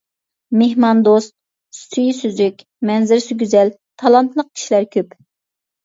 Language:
Uyghur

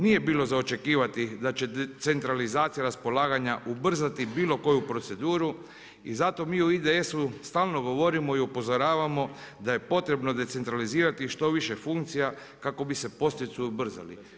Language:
Croatian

